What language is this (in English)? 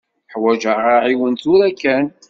Kabyle